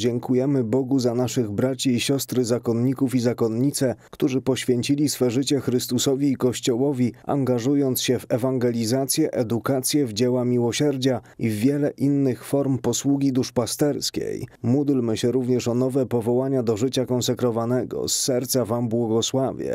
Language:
Polish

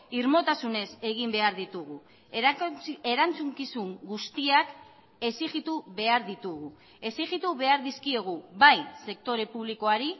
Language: Basque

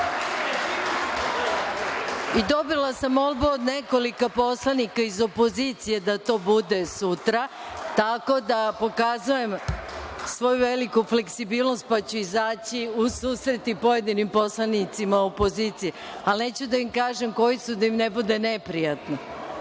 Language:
Serbian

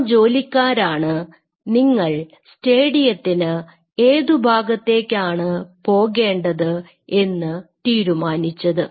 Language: Malayalam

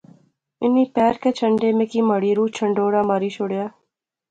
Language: Pahari-Potwari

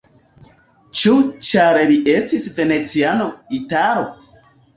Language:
Esperanto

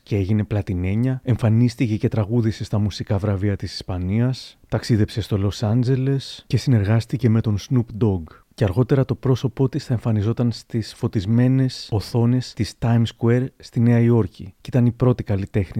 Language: Greek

